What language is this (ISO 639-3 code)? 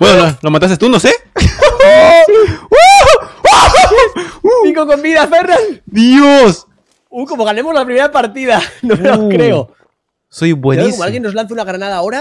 spa